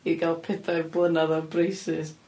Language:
Welsh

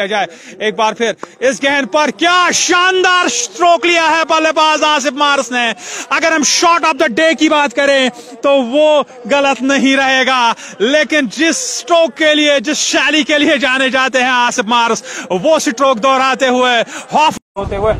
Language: Hindi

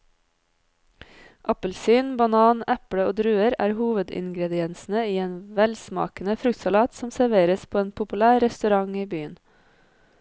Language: Norwegian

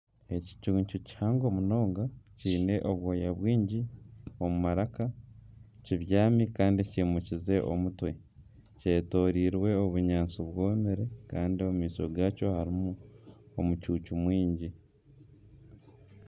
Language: Nyankole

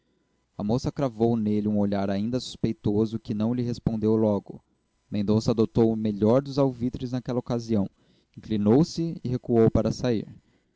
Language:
Portuguese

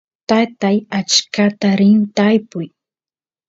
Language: Santiago del Estero Quichua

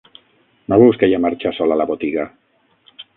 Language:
Catalan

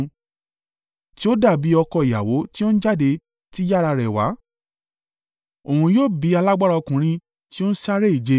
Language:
Yoruba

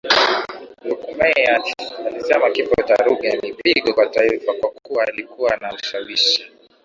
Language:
Swahili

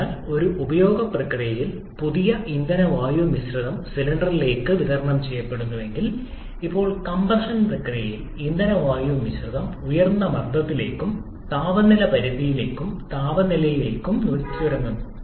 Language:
Malayalam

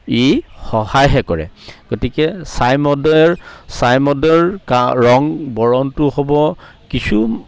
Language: Assamese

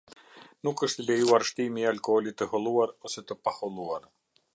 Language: Albanian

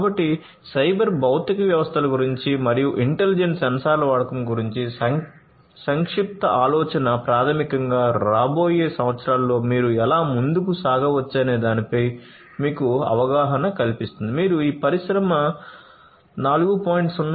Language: Telugu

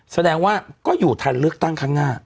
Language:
Thai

